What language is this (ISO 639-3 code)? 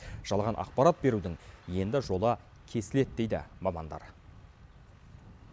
kaz